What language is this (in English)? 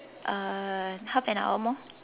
English